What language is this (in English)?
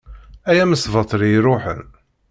Kabyle